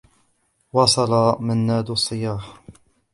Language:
Arabic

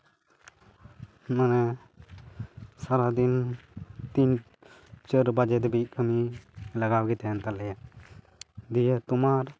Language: Santali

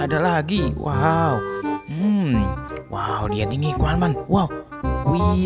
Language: Indonesian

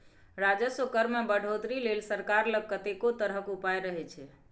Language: Maithili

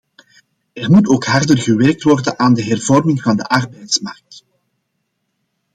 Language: Dutch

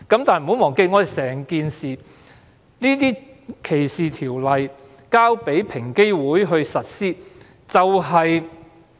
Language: Cantonese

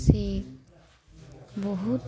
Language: Odia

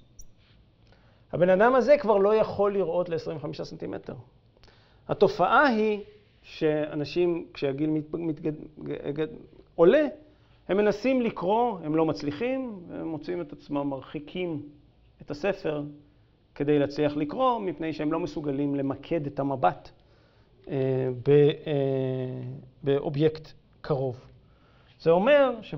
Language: Hebrew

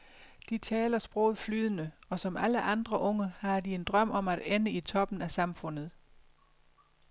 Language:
Danish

